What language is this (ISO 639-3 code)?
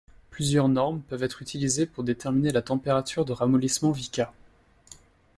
fra